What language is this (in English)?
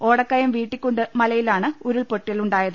Malayalam